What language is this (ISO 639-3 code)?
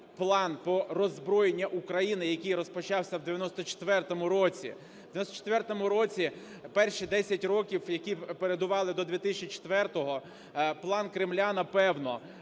ukr